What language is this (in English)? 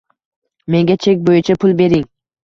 Uzbek